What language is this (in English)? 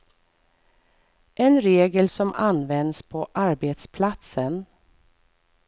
Swedish